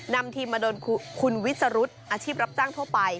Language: Thai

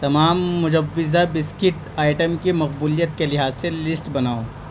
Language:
Urdu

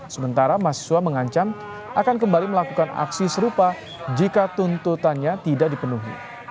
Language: Indonesian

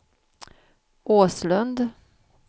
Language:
Swedish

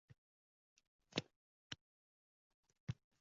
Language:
Uzbek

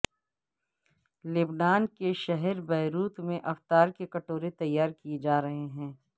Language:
Urdu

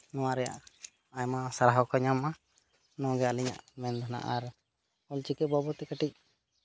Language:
Santali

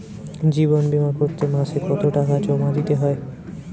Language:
Bangla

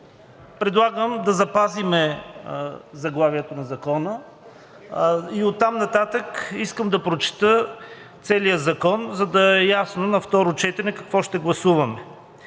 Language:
Bulgarian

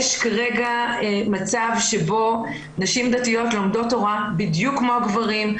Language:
Hebrew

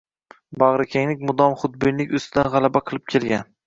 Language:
Uzbek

